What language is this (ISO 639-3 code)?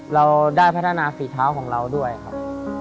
tha